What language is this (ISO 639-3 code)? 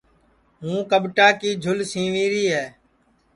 ssi